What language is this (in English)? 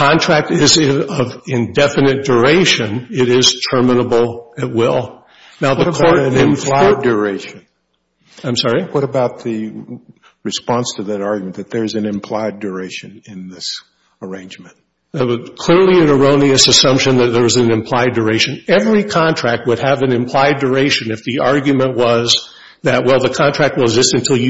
English